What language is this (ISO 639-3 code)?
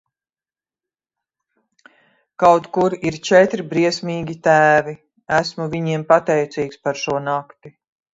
lav